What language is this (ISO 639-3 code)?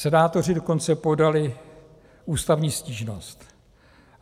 ces